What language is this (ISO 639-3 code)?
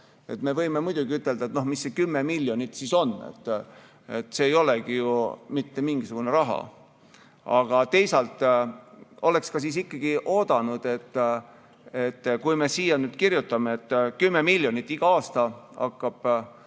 est